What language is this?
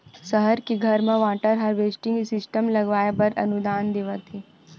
Chhattisgarhi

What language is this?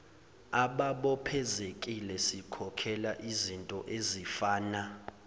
Zulu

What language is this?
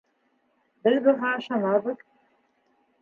Bashkir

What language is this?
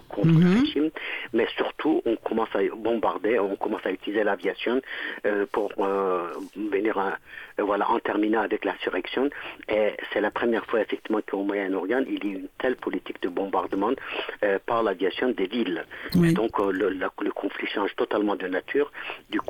French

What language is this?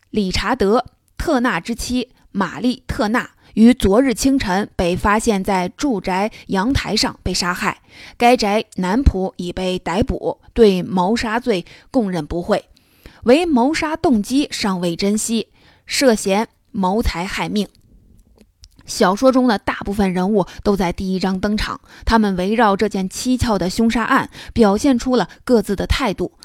Chinese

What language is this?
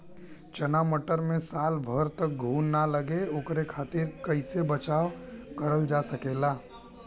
Bhojpuri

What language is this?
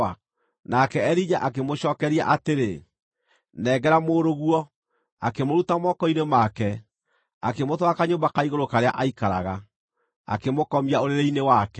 Kikuyu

